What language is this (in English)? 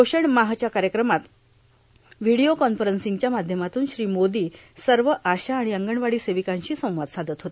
Marathi